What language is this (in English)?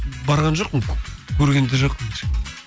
Kazakh